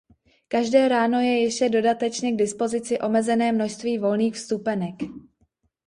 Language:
Czech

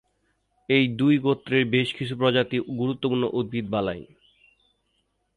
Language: Bangla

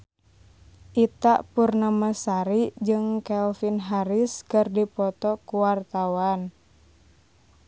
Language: Sundanese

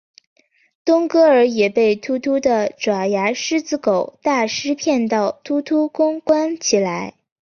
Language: Chinese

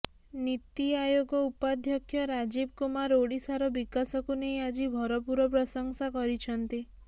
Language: Odia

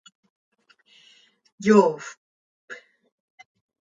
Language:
Seri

